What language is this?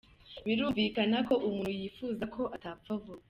Kinyarwanda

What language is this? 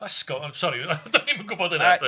Welsh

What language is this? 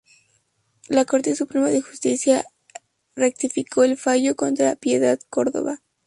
Spanish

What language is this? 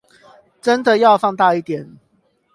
Chinese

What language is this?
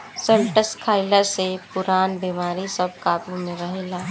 Bhojpuri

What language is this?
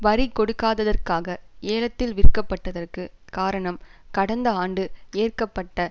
Tamil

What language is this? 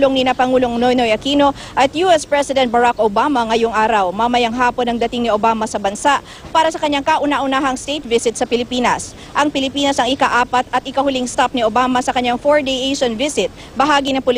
Filipino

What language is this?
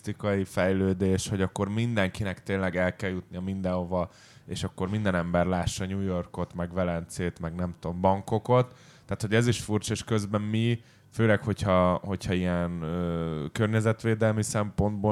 Hungarian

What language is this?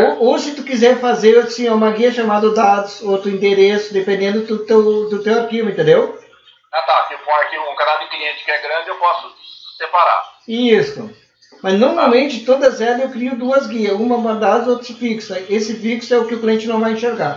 Portuguese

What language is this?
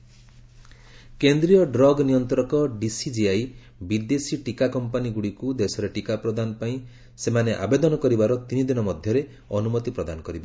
Odia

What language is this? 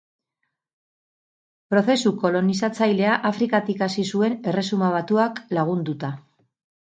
Basque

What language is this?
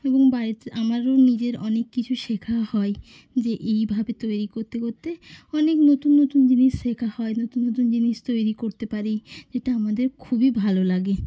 Bangla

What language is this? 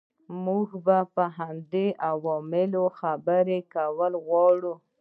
Pashto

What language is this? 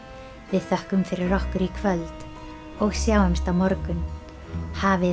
Icelandic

